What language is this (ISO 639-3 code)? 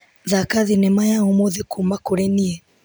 kik